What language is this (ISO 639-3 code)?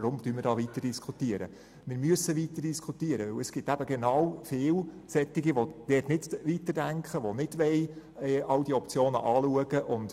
gsw